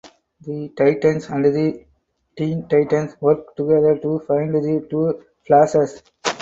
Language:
English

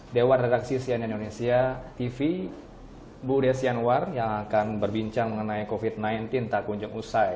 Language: Indonesian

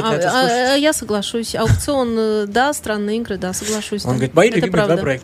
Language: Russian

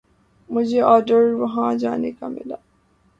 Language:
Urdu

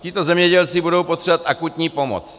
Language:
Czech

